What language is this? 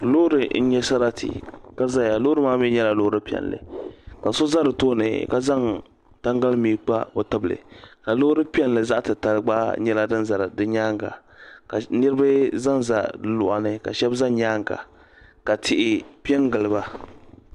Dagbani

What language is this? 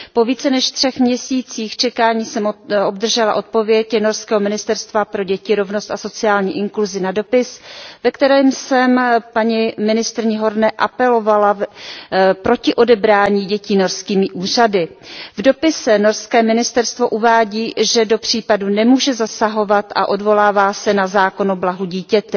Czech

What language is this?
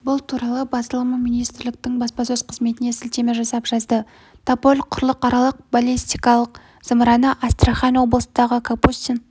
Kazakh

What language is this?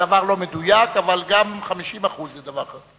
Hebrew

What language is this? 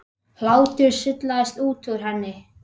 Icelandic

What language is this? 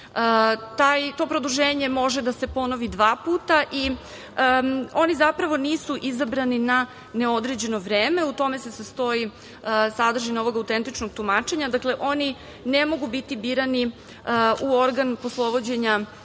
Serbian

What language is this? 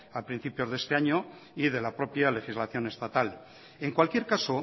Spanish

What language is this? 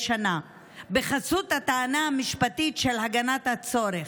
Hebrew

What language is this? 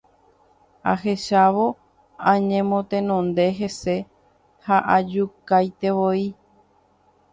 Guarani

